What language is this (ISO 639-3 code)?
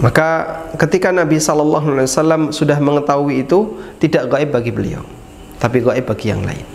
ind